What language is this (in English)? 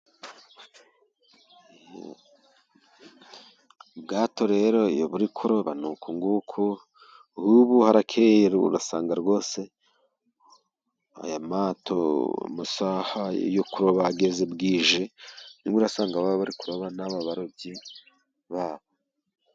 Kinyarwanda